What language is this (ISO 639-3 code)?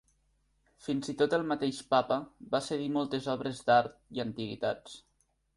cat